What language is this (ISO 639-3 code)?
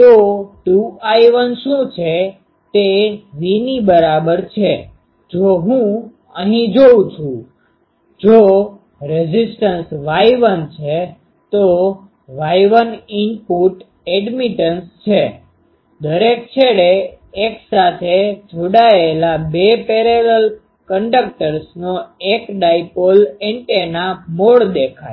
guj